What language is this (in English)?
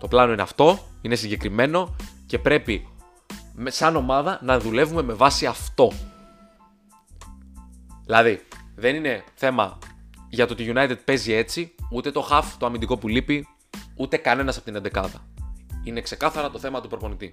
Greek